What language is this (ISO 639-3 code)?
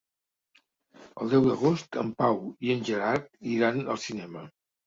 cat